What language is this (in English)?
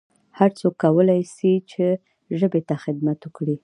Pashto